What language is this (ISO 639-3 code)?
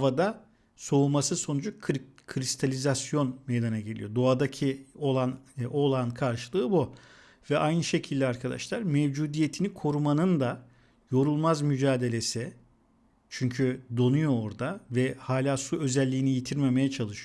tur